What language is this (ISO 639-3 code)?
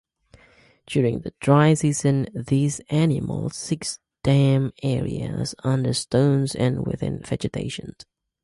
eng